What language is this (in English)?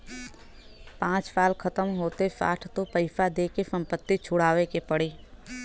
Bhojpuri